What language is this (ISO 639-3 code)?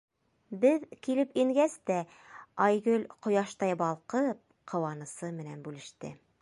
bak